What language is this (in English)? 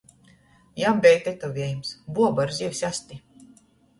Latgalian